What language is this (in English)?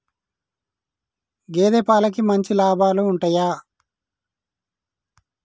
Telugu